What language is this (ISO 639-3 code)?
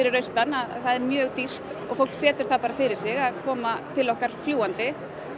isl